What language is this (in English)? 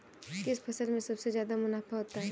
Hindi